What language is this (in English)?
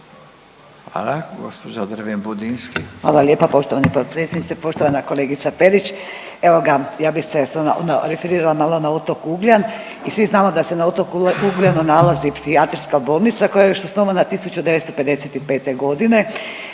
Croatian